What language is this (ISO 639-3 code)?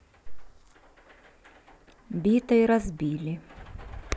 rus